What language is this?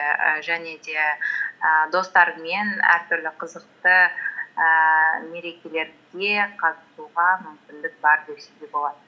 Kazakh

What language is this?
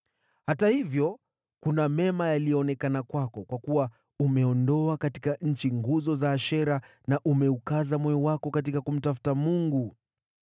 Swahili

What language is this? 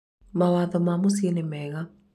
Kikuyu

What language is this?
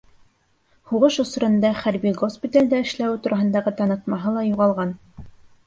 Bashkir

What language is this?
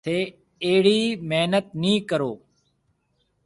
Marwari (Pakistan)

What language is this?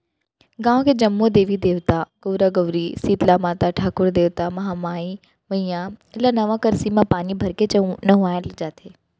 Chhattisgarhi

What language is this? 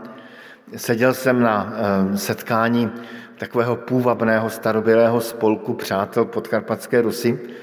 Czech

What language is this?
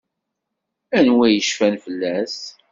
Kabyle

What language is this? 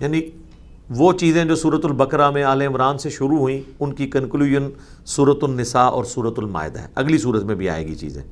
Urdu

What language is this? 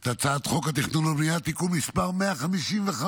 Hebrew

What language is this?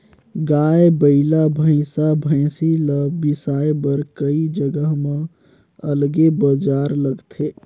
Chhattisgarhi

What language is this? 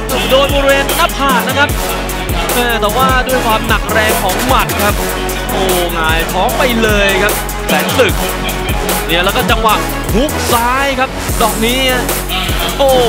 Thai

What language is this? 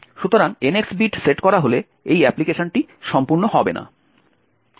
Bangla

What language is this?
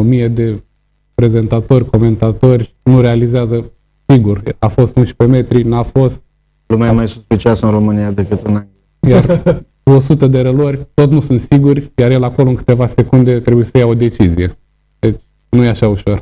Romanian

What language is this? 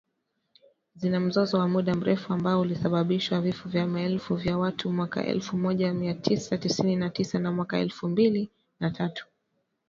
Swahili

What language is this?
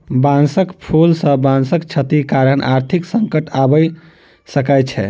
Maithili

